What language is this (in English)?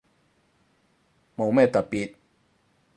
Cantonese